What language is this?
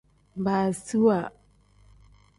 Tem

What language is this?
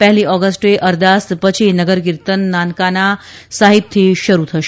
Gujarati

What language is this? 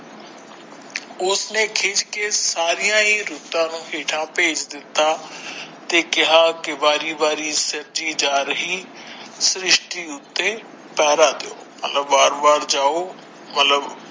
Punjabi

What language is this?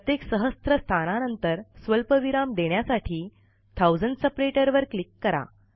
Marathi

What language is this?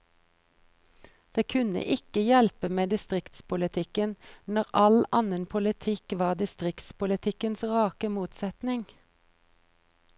Norwegian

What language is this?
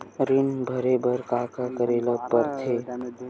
Chhattisgarhi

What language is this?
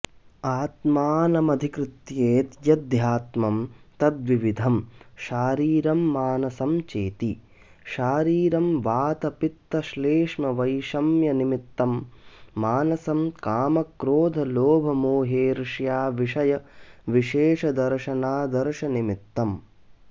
Sanskrit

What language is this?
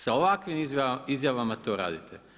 Croatian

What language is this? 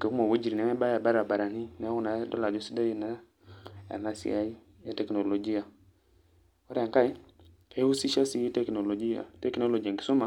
Masai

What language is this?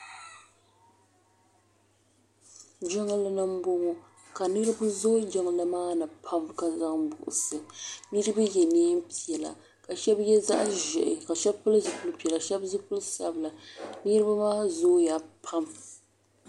Dagbani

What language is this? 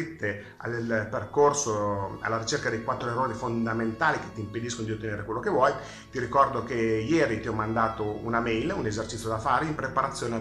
Italian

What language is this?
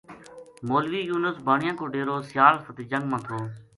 Gujari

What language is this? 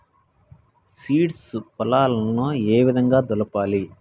Telugu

